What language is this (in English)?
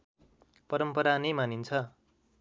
Nepali